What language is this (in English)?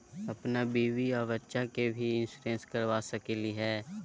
Magahi